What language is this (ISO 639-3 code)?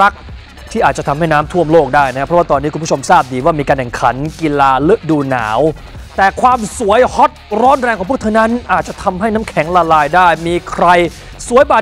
tha